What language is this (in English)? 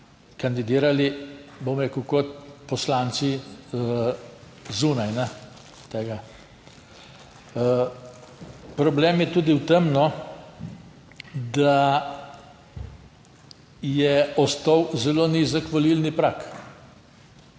Slovenian